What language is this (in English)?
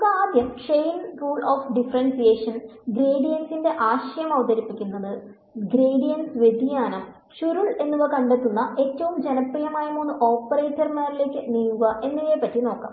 Malayalam